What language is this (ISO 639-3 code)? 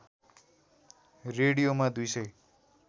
nep